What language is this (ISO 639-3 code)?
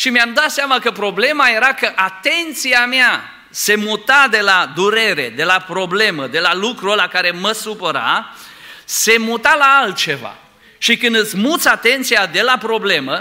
ron